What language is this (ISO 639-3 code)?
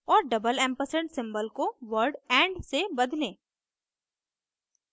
hin